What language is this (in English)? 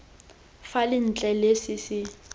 Tswana